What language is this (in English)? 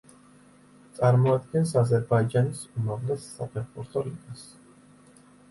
Georgian